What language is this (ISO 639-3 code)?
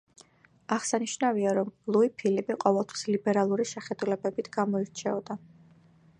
kat